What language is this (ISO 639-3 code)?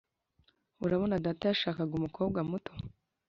kin